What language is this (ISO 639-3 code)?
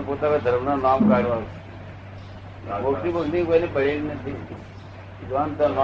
guj